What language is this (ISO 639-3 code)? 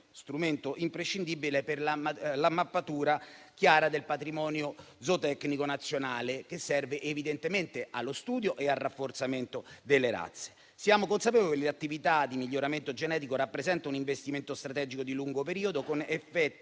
ita